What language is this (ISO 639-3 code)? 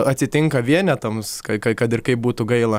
lit